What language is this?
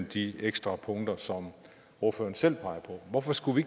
Danish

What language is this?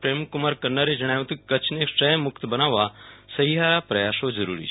Gujarati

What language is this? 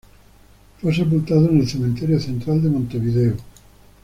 Spanish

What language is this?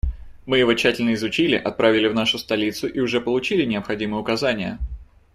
Russian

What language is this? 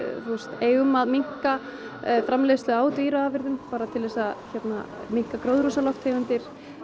Icelandic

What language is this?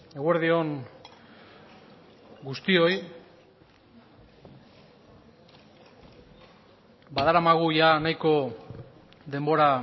Basque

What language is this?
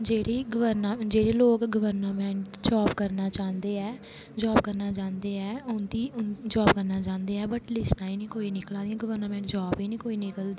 Dogri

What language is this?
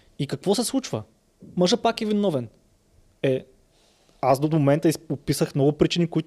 Bulgarian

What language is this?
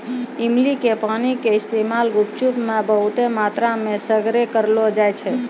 Maithili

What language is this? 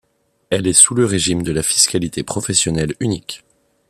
French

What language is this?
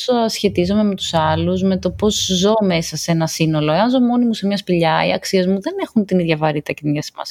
Greek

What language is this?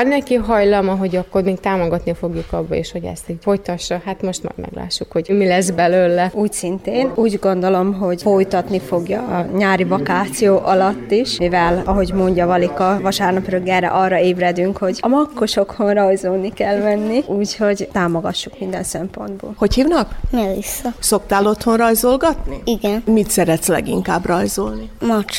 Hungarian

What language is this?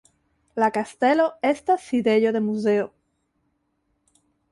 Esperanto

